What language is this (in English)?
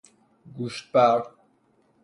Persian